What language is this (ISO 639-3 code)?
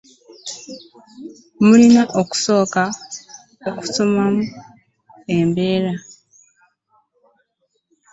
lug